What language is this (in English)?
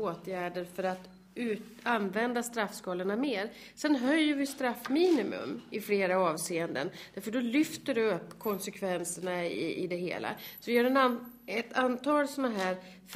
Swedish